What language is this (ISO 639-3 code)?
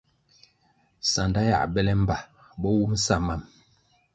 nmg